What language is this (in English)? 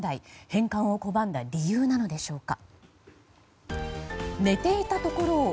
Japanese